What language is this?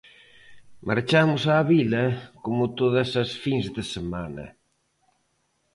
Galician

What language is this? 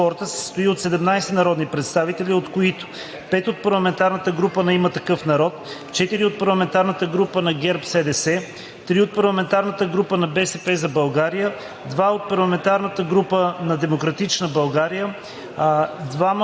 Bulgarian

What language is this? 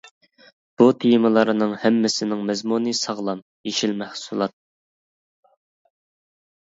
Uyghur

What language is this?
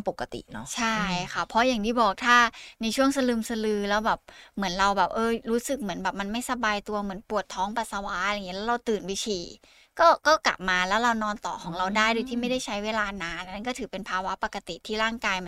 Thai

